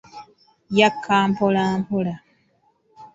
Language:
Ganda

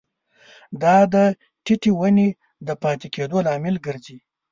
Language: Pashto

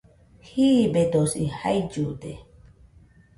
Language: Nüpode Huitoto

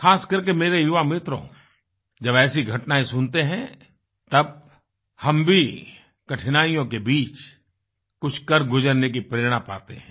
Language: Hindi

